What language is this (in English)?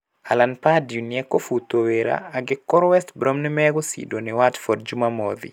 Kikuyu